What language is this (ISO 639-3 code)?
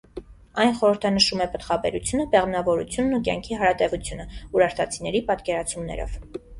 hye